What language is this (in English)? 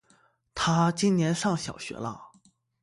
Chinese